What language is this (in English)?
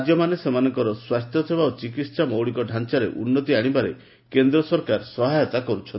Odia